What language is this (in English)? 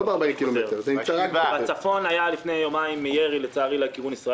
Hebrew